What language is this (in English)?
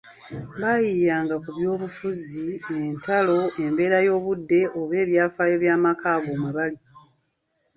Ganda